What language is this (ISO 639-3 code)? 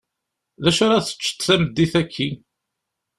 kab